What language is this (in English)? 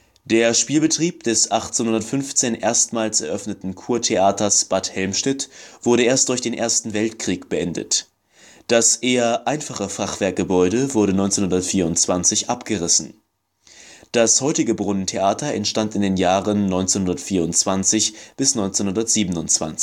German